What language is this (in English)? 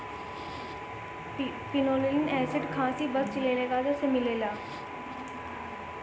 Bhojpuri